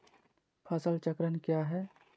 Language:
Magahi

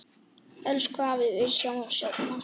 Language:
Icelandic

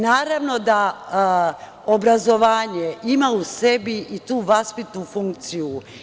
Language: Serbian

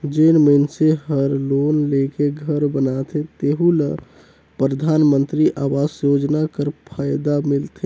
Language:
Chhattisgarhi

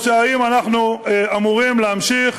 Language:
Hebrew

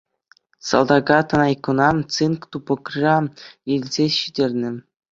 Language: Chuvash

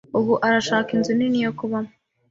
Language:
Kinyarwanda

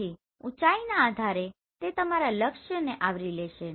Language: Gujarati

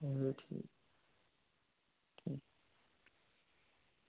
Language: Dogri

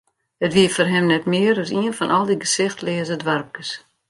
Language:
Western Frisian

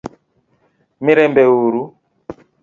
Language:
Luo (Kenya and Tanzania)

